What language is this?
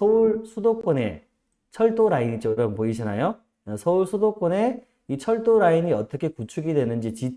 Korean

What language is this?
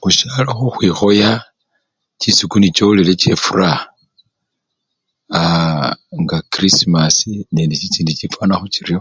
Luyia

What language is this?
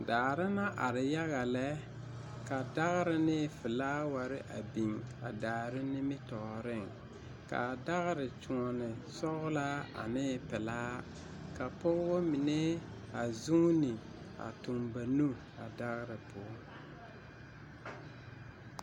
Southern Dagaare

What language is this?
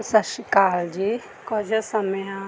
Punjabi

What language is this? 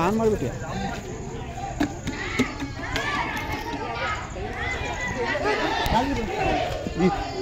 Arabic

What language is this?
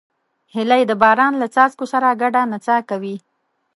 Pashto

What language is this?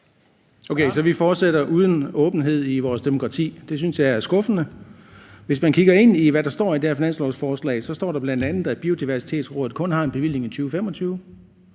Danish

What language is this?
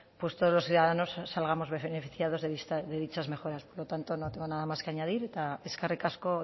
Spanish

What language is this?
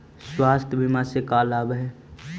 Magahi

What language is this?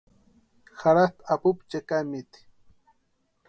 Western Highland Purepecha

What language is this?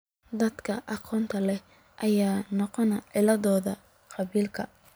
Somali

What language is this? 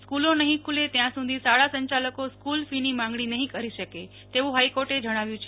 Gujarati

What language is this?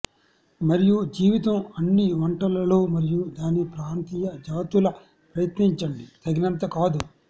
Telugu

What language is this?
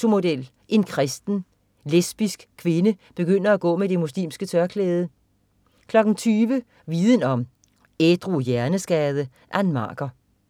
Danish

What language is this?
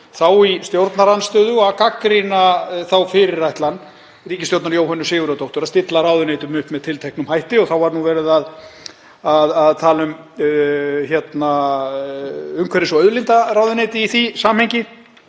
Icelandic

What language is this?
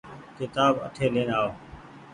Goaria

